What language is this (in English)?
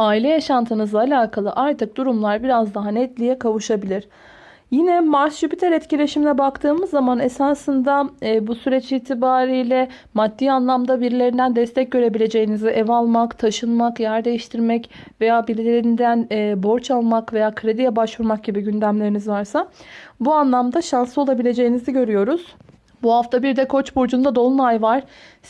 Turkish